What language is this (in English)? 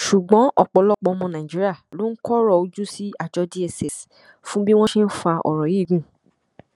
Yoruba